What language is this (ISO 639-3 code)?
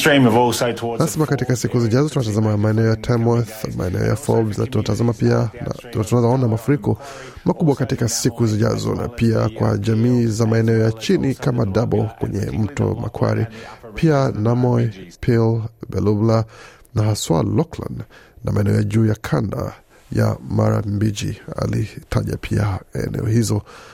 swa